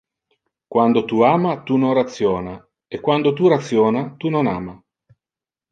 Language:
Interlingua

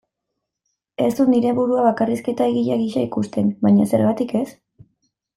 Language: Basque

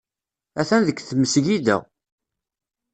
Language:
Kabyle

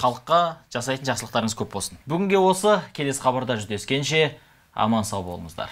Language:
Turkish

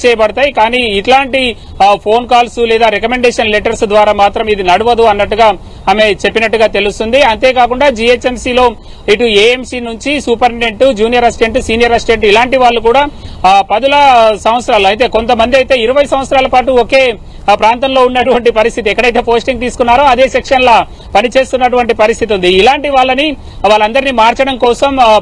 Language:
Telugu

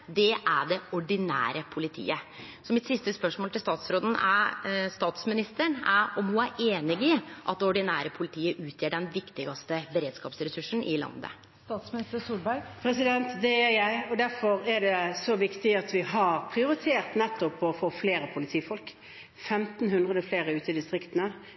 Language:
Norwegian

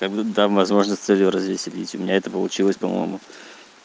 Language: Russian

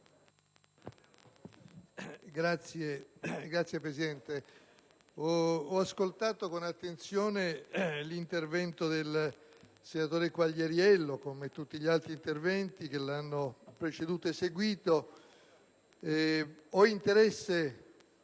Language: Italian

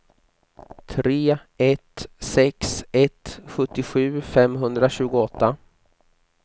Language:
Swedish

